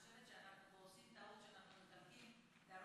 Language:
Hebrew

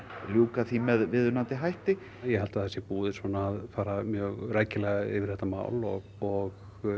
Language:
Icelandic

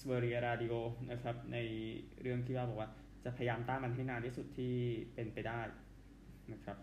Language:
Thai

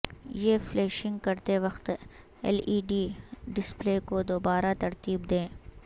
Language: Urdu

